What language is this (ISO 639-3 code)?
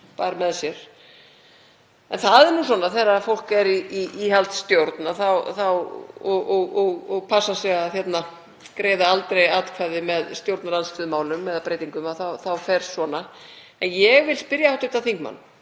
isl